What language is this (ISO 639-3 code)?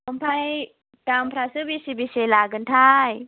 brx